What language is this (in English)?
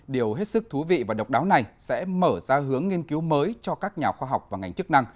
Vietnamese